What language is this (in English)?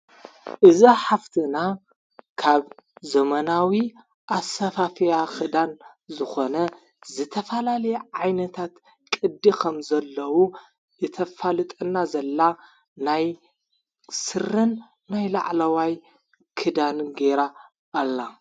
Tigrinya